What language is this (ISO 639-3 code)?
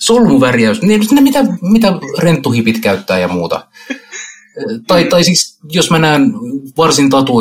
fin